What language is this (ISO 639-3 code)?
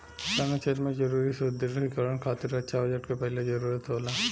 bho